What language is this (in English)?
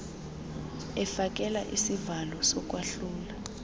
Xhosa